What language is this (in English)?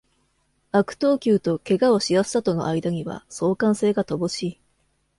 Japanese